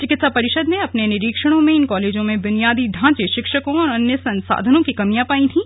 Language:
Hindi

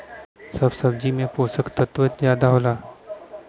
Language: Bhojpuri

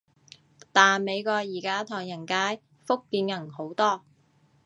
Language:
Cantonese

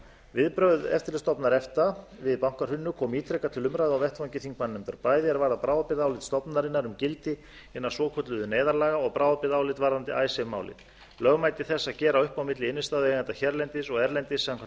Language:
Icelandic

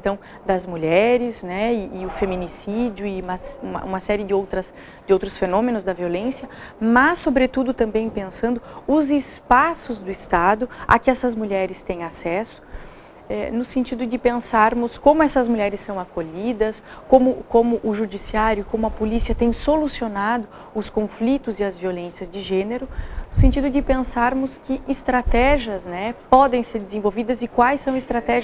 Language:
Portuguese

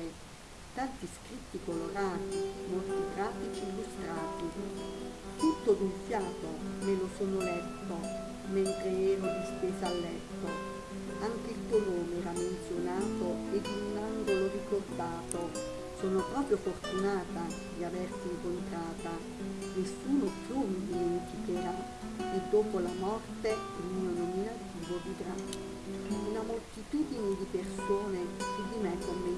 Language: Italian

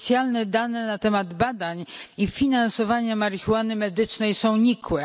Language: Polish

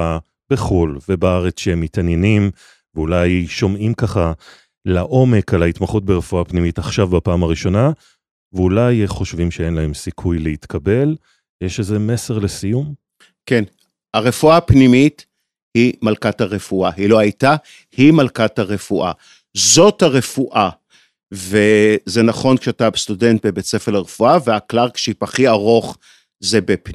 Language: Hebrew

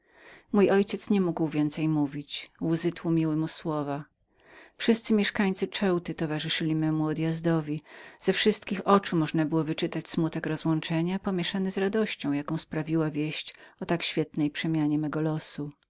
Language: Polish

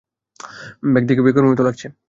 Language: Bangla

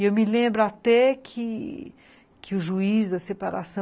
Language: Portuguese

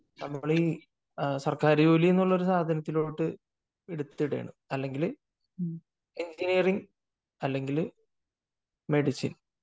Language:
Malayalam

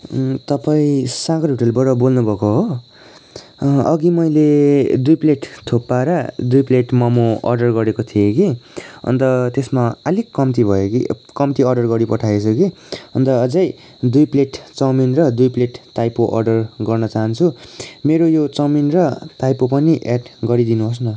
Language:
Nepali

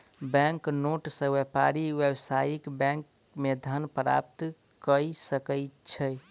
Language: Maithili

